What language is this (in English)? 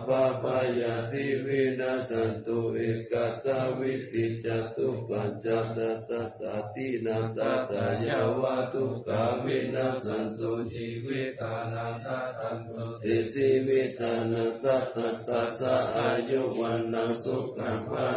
Thai